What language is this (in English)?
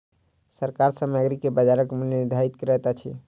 Maithili